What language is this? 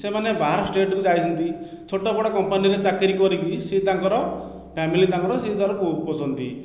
Odia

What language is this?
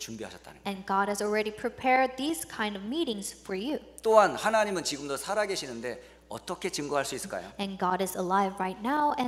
Korean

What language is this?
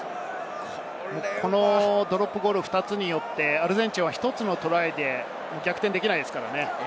Japanese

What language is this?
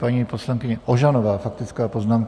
Czech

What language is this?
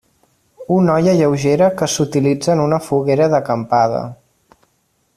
Catalan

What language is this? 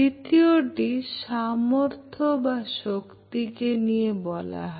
Bangla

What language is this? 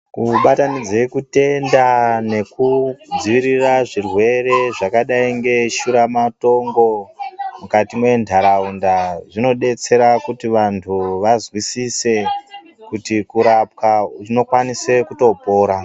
Ndau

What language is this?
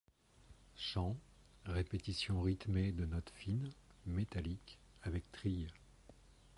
French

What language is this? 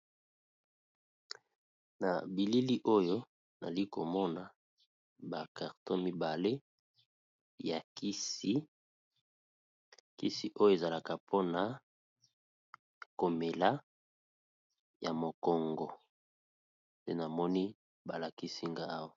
Lingala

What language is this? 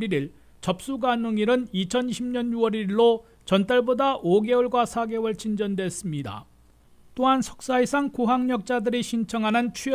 Korean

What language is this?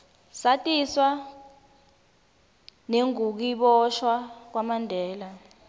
Swati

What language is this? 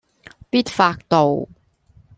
Cantonese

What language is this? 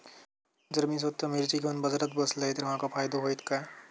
Marathi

